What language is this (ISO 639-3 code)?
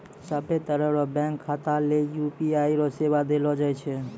mai